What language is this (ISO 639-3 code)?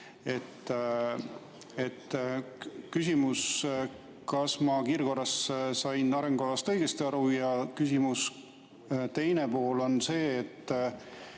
est